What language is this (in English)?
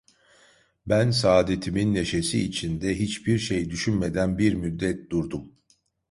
Turkish